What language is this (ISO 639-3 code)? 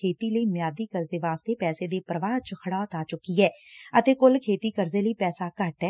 pan